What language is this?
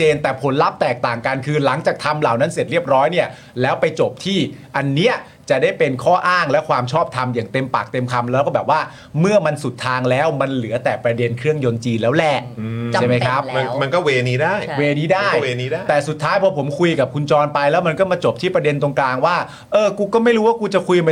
Thai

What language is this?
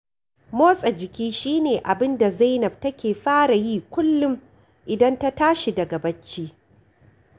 Hausa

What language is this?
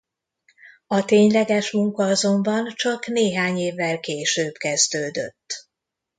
Hungarian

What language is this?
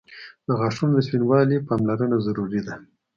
Pashto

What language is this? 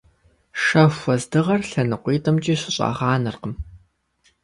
Kabardian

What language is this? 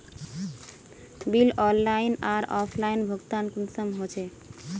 Magahi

